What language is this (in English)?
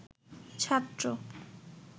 Bangla